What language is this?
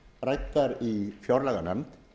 Icelandic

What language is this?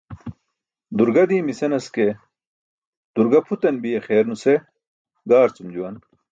Burushaski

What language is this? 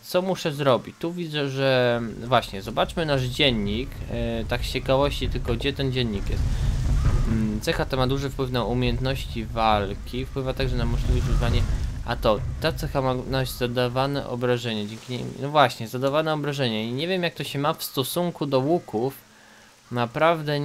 Polish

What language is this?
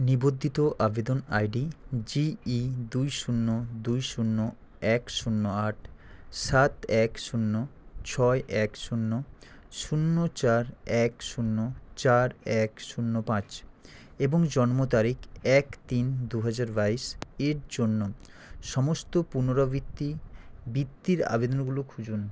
Bangla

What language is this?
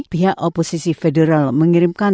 Indonesian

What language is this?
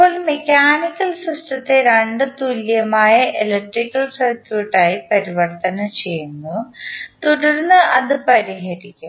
Malayalam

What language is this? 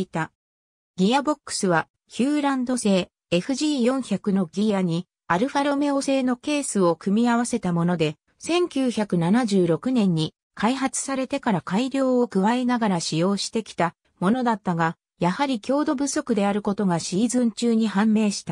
Japanese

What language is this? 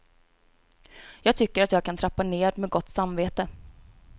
Swedish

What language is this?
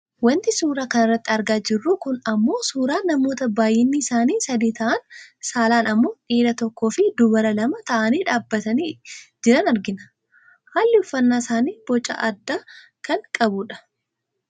Oromo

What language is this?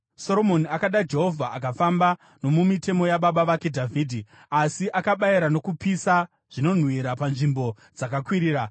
Shona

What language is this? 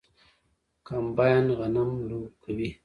Pashto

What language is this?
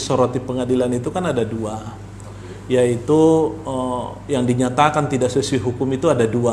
Indonesian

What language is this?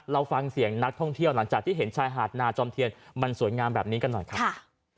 Thai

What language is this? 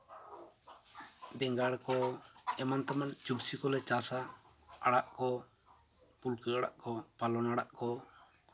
Santali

